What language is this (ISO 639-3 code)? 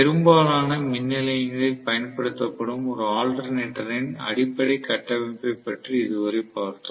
tam